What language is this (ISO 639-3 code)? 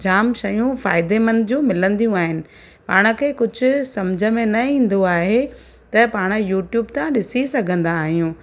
snd